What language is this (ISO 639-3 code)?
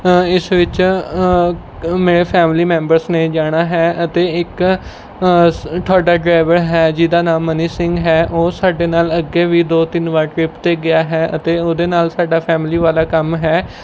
pan